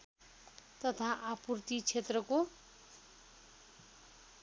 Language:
Nepali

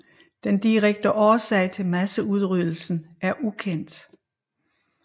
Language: Danish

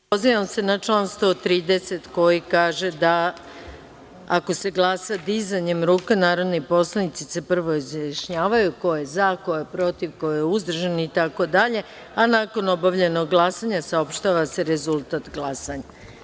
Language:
Serbian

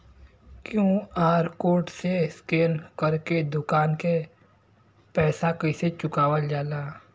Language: Bhojpuri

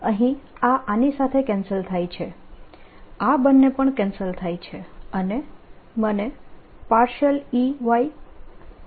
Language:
Gujarati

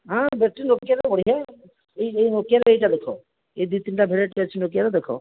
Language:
Odia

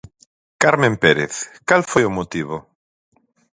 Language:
Galician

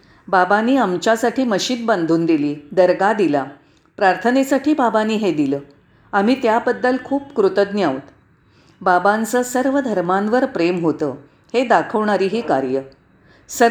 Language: Marathi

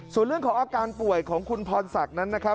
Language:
Thai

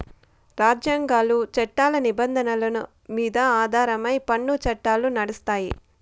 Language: Telugu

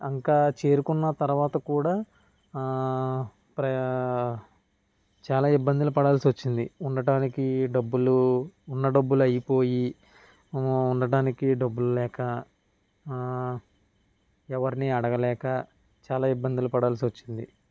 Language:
Telugu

